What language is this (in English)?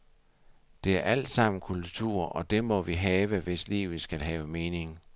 Danish